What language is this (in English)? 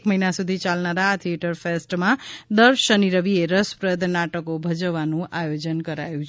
Gujarati